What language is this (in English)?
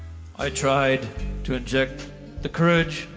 English